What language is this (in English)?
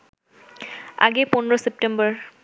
Bangla